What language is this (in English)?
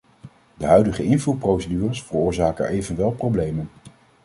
Dutch